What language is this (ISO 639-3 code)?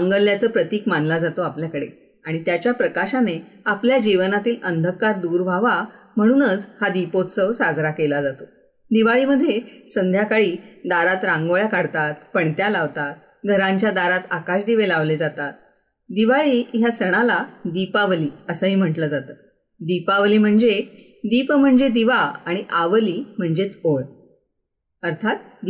mar